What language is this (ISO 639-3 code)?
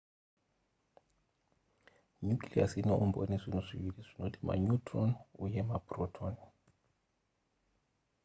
sna